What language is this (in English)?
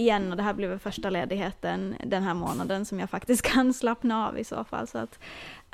Swedish